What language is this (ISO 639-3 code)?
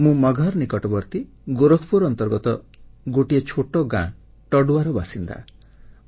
ori